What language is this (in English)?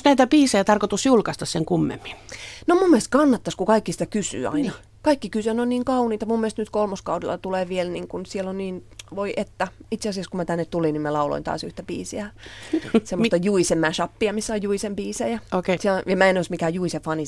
Finnish